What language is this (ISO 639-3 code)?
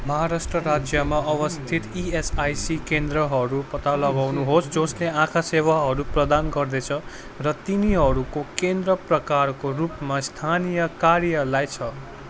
nep